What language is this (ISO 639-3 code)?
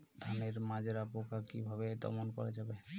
ben